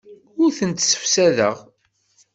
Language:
Kabyle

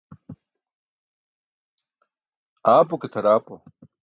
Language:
Burushaski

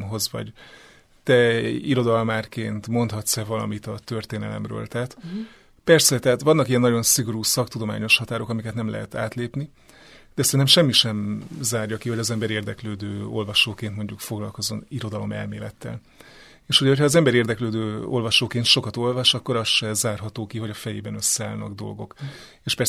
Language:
Hungarian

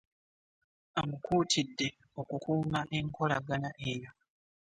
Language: Ganda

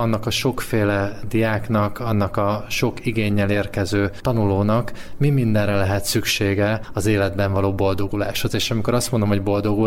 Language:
Hungarian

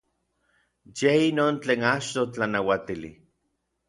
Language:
Orizaba Nahuatl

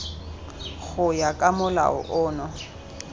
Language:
Tswana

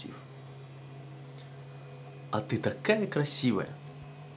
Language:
Russian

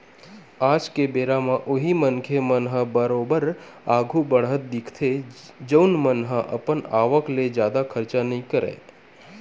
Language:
Chhattisgarhi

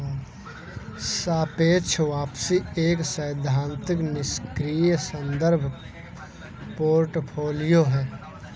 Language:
Hindi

